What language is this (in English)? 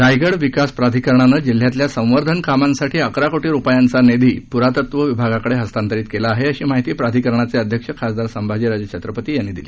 Marathi